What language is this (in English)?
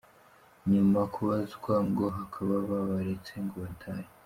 Kinyarwanda